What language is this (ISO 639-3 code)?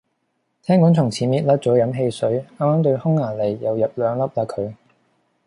yue